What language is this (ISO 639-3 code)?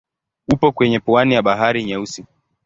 swa